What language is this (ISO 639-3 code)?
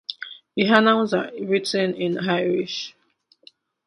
eng